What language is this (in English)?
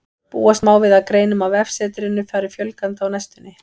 Icelandic